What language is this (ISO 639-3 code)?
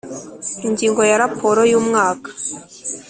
kin